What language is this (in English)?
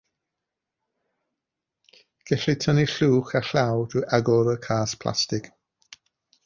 Welsh